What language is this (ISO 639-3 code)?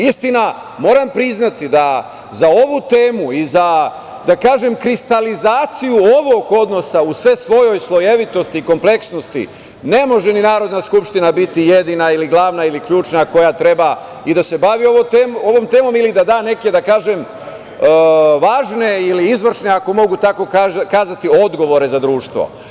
srp